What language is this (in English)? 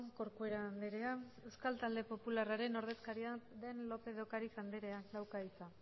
Basque